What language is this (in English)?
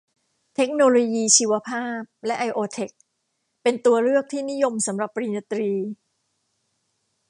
Thai